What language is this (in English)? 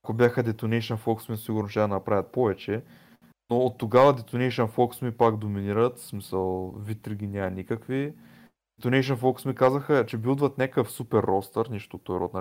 Bulgarian